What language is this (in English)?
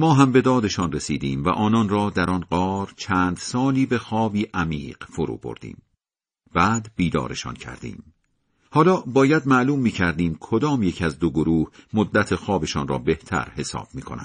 Persian